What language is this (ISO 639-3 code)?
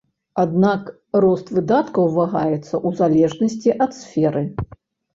bel